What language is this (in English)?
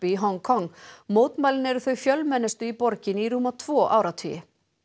Icelandic